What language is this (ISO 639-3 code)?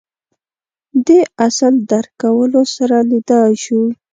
pus